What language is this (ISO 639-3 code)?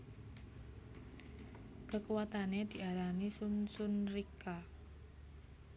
jav